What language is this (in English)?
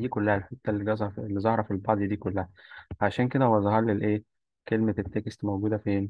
Arabic